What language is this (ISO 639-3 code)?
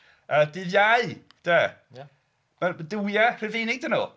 cym